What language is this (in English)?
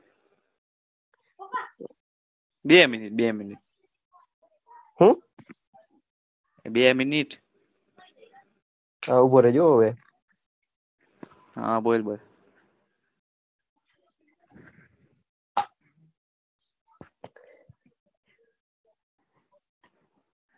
Gujarati